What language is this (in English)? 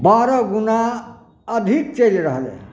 Maithili